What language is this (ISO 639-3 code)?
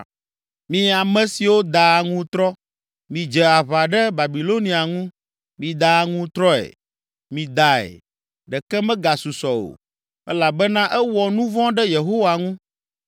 ewe